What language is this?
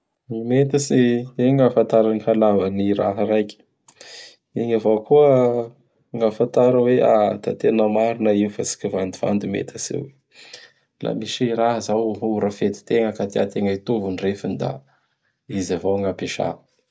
Bara Malagasy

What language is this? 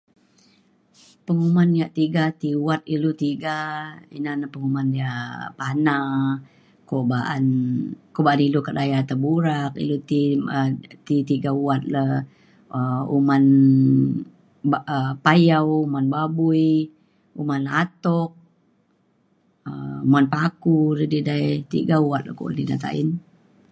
Mainstream Kenyah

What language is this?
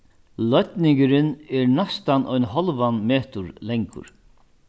Faroese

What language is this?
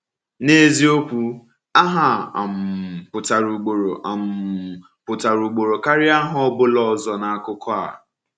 Igbo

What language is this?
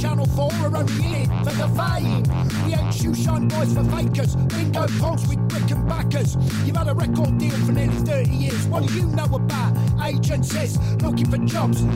Bulgarian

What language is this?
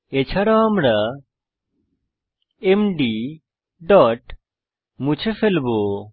Bangla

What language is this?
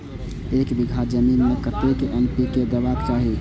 Maithili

